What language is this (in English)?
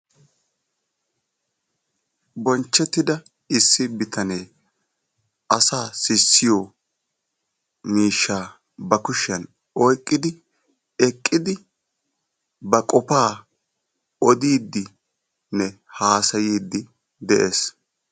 Wolaytta